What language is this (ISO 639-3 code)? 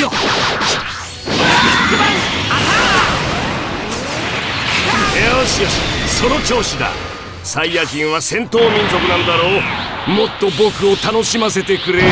jpn